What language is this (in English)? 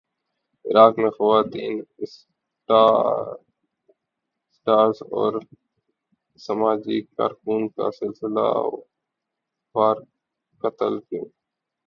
Urdu